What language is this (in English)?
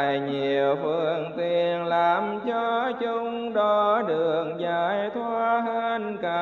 Vietnamese